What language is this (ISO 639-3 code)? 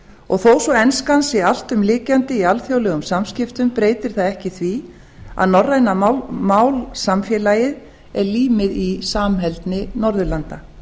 isl